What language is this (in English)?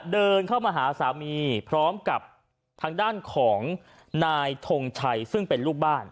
Thai